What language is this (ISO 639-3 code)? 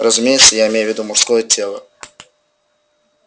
rus